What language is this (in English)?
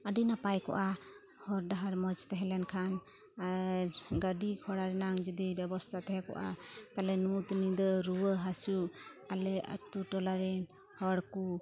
Santali